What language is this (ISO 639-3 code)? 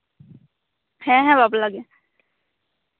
sat